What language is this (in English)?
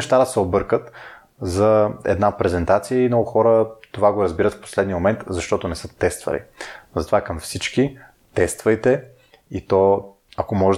Bulgarian